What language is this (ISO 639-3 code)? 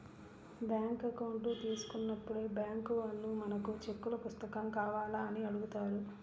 tel